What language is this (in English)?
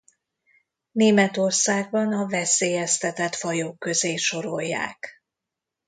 Hungarian